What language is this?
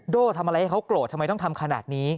Thai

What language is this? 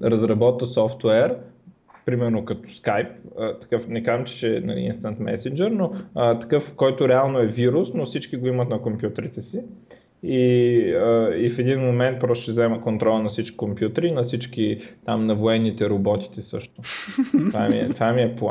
Bulgarian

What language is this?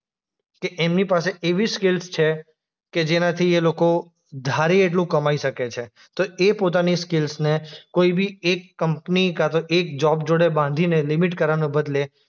Gujarati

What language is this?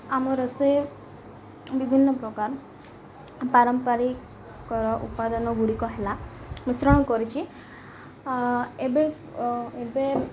Odia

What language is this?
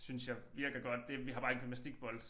Danish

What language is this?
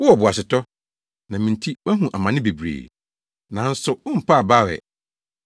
Akan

